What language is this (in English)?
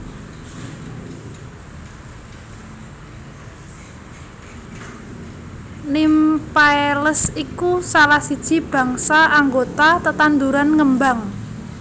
Javanese